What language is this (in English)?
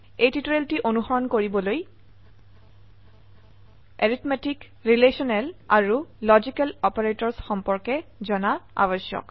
Assamese